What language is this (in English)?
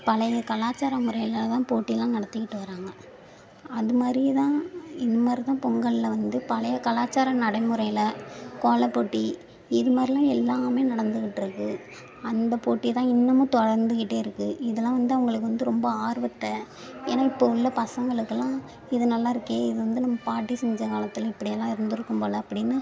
Tamil